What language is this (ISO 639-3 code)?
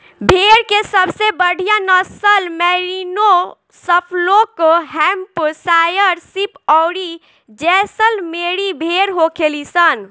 bho